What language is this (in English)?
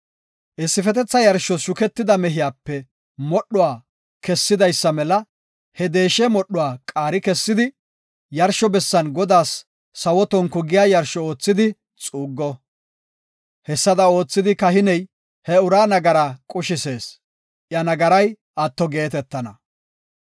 Gofa